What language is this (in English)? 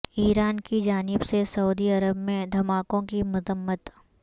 Urdu